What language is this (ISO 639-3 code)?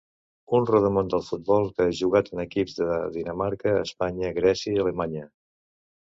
cat